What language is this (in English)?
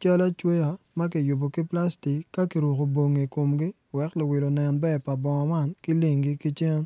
Acoli